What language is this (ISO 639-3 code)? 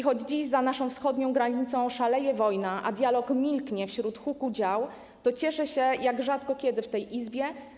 pol